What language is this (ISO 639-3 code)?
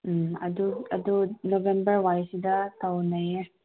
mni